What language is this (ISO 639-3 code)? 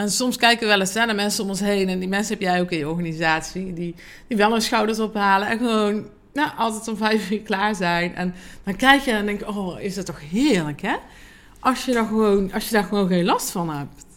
nld